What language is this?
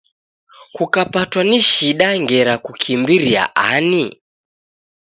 Taita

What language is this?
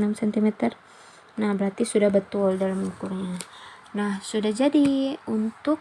Indonesian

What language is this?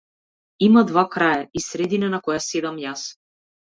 Macedonian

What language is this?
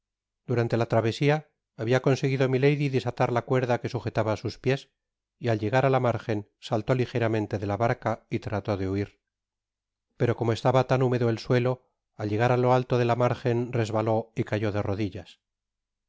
Spanish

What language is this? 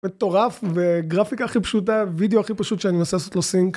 Hebrew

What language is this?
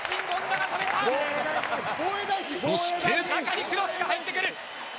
Japanese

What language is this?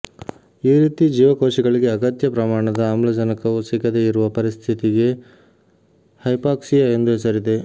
Kannada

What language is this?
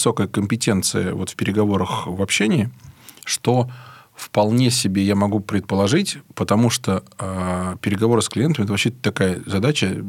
Russian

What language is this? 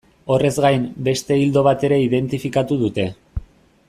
Basque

